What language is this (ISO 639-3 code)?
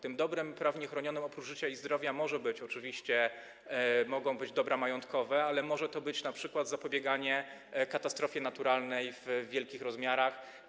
pol